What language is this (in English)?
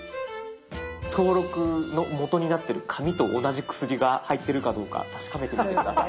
Japanese